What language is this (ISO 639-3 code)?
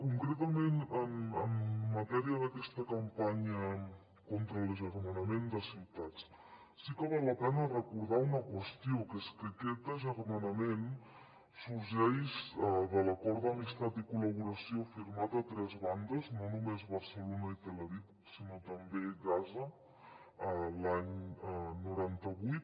cat